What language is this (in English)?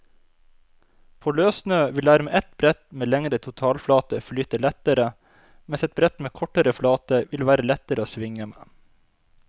Norwegian